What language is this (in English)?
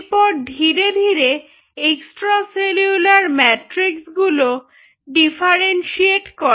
Bangla